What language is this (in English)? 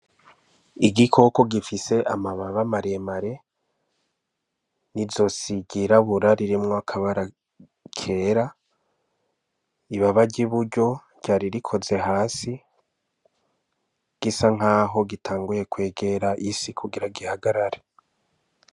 Rundi